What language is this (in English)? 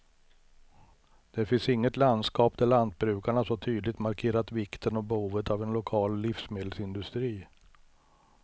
Swedish